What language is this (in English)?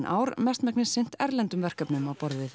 Icelandic